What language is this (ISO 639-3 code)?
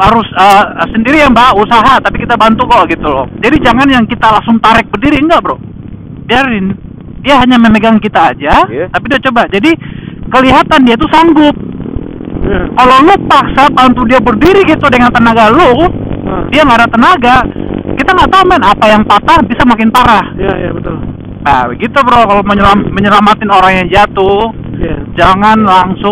ind